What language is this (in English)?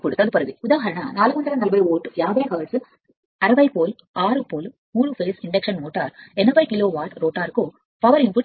Telugu